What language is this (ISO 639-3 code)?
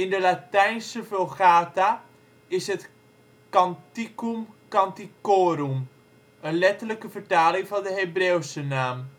nld